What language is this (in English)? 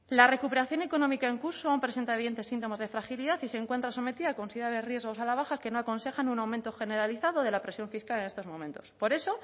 Spanish